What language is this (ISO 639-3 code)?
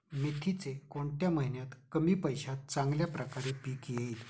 mar